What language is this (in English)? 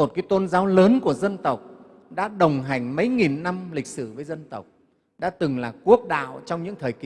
Vietnamese